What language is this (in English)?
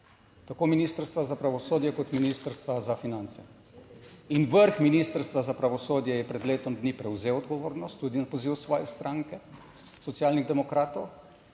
Slovenian